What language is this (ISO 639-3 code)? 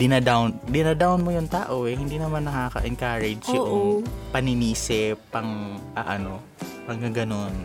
fil